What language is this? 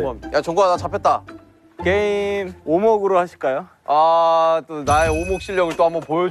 Korean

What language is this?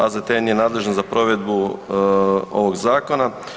Croatian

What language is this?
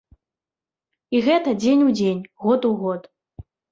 Belarusian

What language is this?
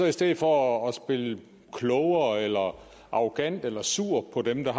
Danish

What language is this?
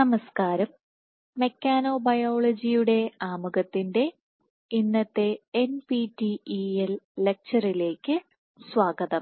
Malayalam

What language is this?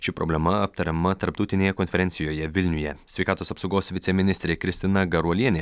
Lithuanian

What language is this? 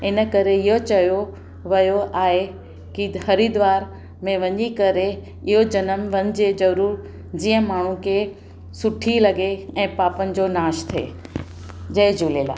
Sindhi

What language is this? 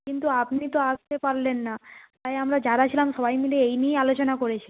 Bangla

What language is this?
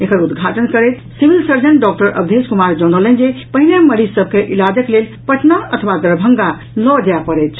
Maithili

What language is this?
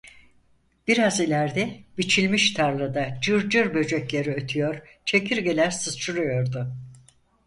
Turkish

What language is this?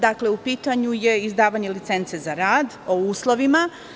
Serbian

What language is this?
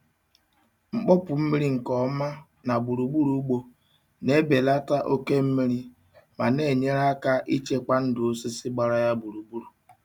Igbo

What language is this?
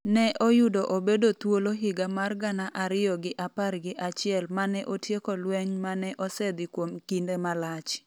Luo (Kenya and Tanzania)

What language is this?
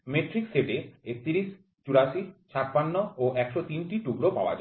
Bangla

